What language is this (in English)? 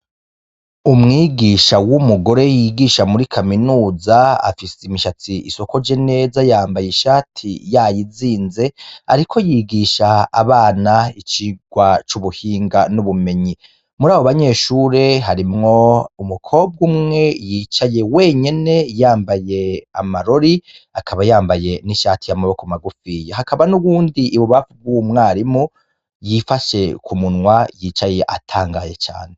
Rundi